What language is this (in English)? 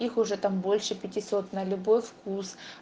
Russian